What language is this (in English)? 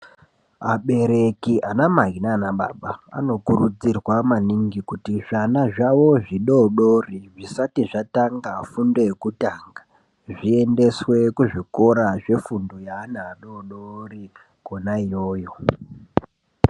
Ndau